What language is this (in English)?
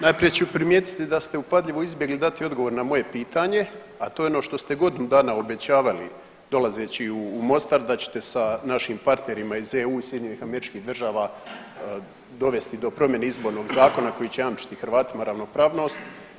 Croatian